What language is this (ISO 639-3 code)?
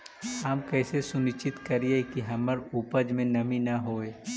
mag